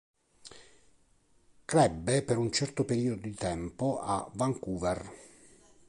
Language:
Italian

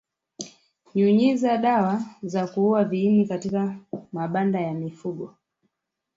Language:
Swahili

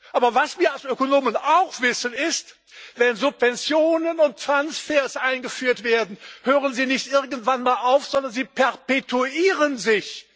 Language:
German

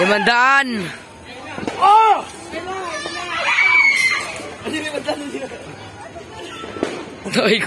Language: Arabic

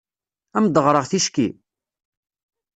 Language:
Kabyle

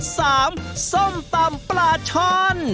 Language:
Thai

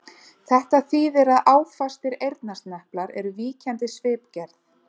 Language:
Icelandic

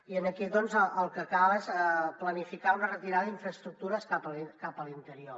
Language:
Catalan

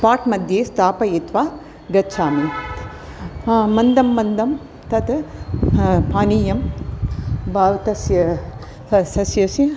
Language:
Sanskrit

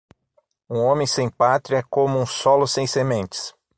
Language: Portuguese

